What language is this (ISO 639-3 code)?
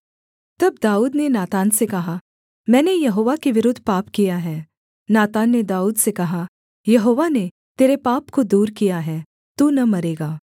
hin